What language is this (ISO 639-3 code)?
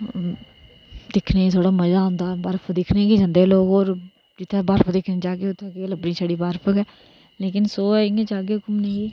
doi